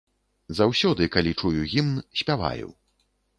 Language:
Belarusian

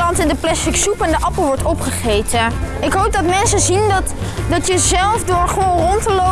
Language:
Dutch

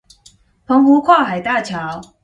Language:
Chinese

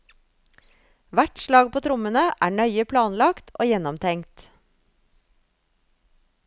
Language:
Norwegian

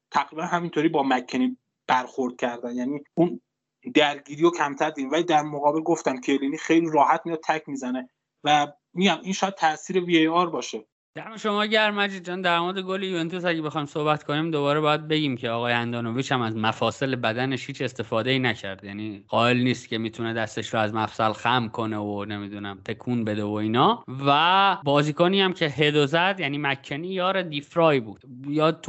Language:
Persian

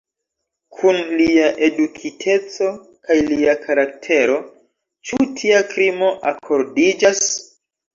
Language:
Esperanto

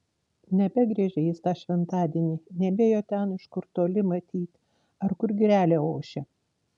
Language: Lithuanian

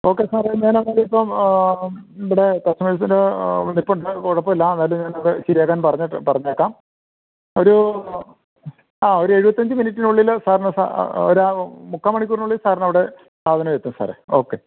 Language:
Malayalam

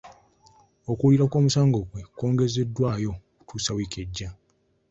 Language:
Ganda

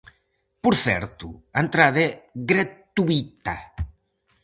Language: Galician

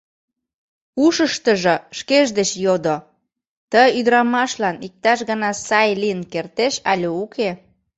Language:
Mari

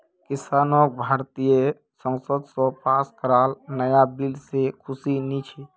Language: Magahi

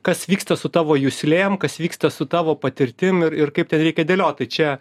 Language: Lithuanian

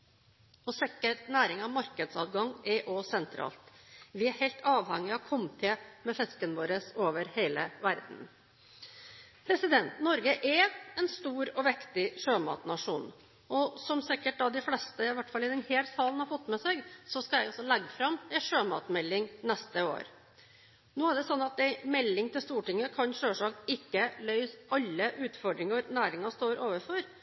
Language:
Norwegian Bokmål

